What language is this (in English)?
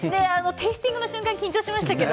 Japanese